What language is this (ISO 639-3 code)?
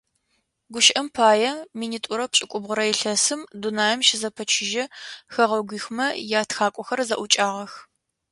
ady